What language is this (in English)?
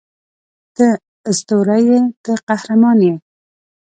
Pashto